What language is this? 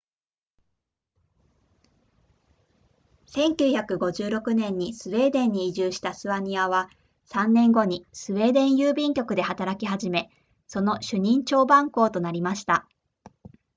Japanese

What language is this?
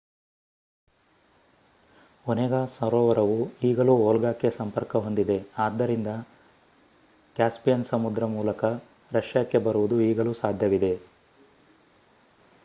Kannada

